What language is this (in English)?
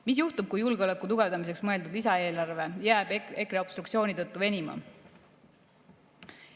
Estonian